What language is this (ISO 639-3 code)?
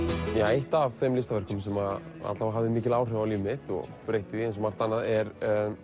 isl